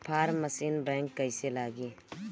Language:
Bhojpuri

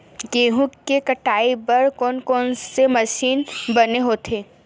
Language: Chhattisgarhi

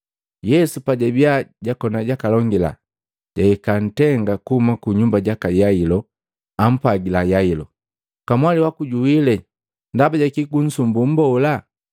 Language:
Matengo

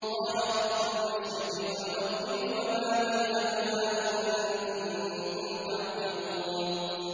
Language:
Arabic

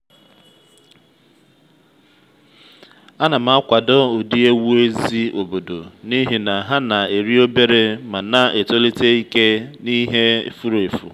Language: Igbo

